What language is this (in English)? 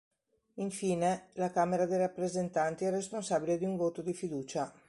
Italian